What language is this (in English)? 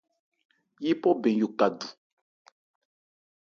Ebrié